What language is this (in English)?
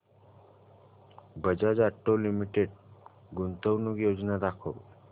Marathi